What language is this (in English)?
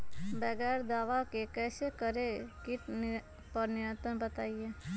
Magahi